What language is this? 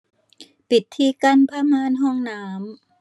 Thai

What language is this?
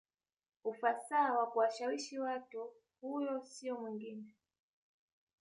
Swahili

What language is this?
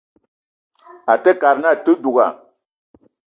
Eton (Cameroon)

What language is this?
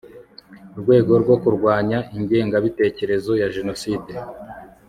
Kinyarwanda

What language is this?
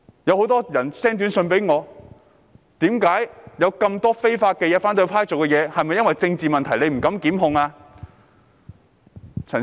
Cantonese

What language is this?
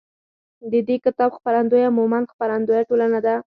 Pashto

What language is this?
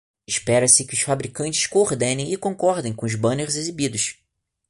Portuguese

